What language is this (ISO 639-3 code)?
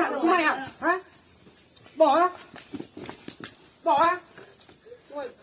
vie